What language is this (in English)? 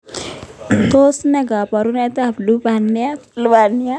Kalenjin